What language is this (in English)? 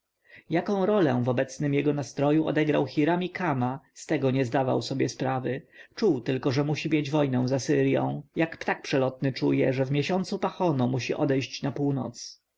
Polish